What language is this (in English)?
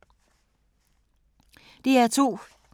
Danish